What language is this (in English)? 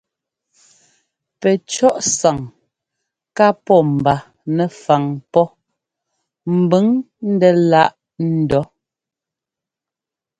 Ngomba